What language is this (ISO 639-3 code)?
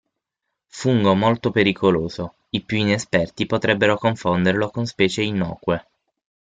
ita